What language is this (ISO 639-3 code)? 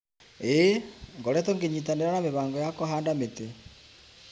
kik